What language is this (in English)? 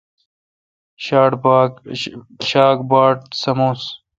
Kalkoti